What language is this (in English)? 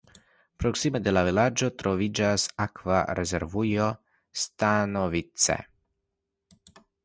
Esperanto